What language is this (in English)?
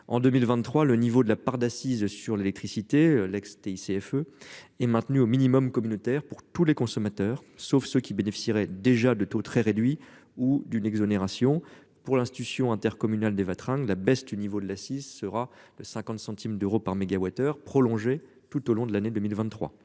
French